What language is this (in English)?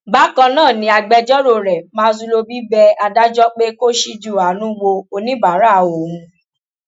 Yoruba